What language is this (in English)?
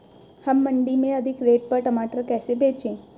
Hindi